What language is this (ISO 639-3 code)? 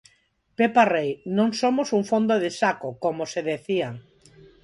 glg